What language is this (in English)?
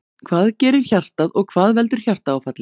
Icelandic